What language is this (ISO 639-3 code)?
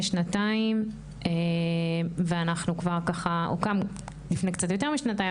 heb